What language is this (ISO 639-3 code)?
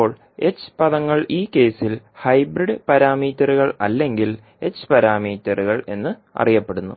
mal